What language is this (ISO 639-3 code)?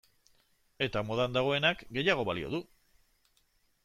eus